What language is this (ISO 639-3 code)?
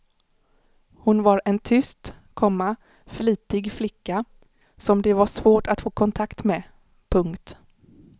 swe